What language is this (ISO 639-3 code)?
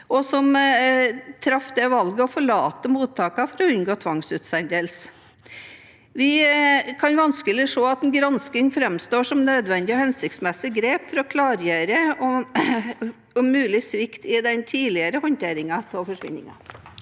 nor